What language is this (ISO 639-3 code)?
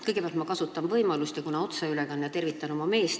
est